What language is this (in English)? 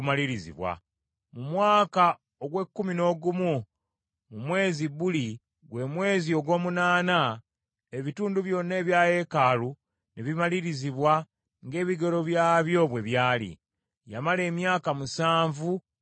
Ganda